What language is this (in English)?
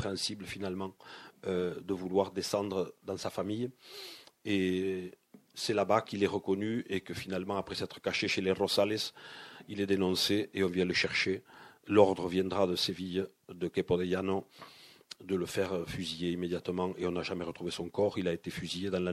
French